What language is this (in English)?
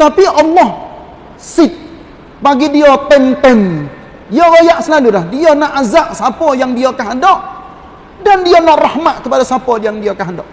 Malay